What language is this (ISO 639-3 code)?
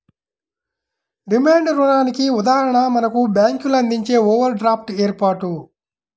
tel